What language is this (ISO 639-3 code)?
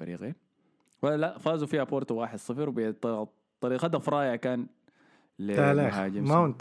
ara